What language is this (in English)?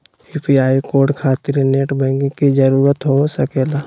Magahi